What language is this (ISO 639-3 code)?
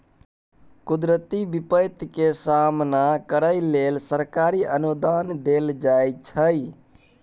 mai